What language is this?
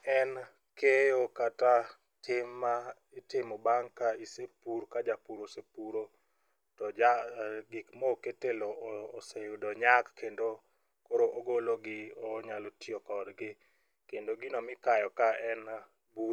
Luo (Kenya and Tanzania)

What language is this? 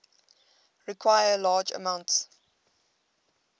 English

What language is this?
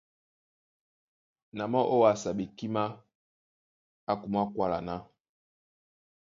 Duala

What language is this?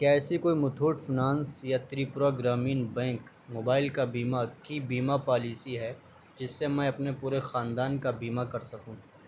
Urdu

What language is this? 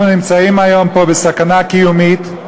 Hebrew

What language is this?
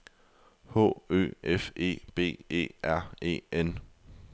Danish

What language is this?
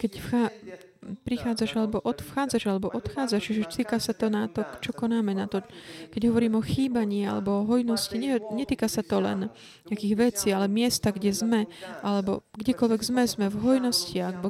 Slovak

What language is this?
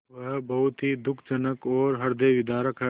Hindi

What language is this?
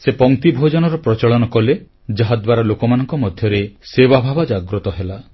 Odia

